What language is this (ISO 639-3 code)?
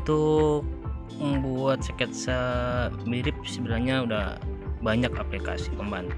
ind